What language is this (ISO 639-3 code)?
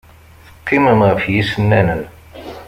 kab